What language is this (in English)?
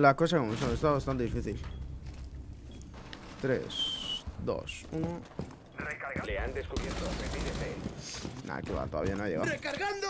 Spanish